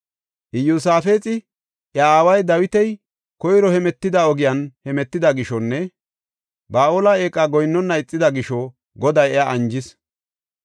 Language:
Gofa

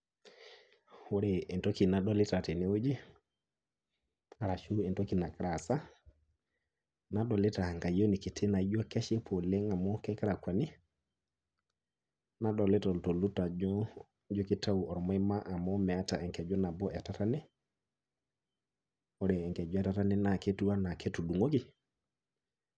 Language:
Masai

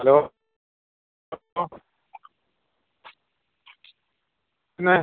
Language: Malayalam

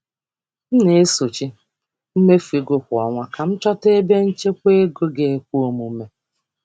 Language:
Igbo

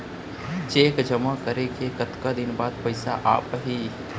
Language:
Chhattisgarhi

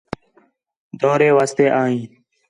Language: Khetrani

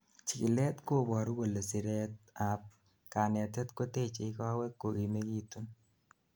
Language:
Kalenjin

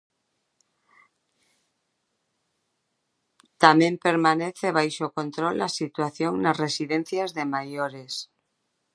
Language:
Galician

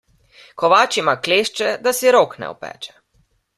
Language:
Slovenian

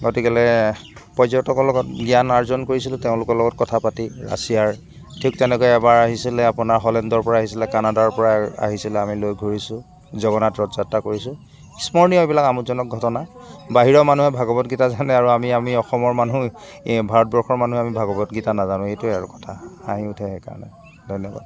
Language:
Assamese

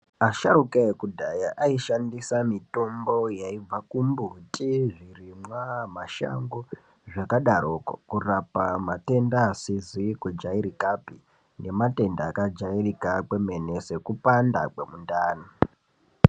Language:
Ndau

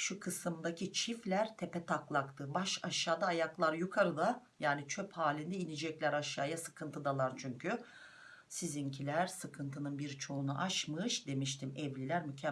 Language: Turkish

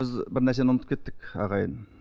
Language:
Kazakh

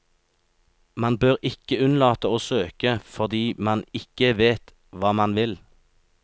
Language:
Norwegian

